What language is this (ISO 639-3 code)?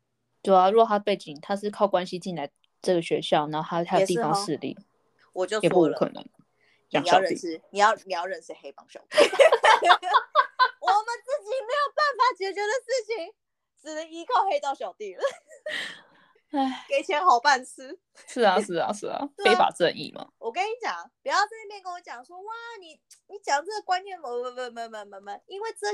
zho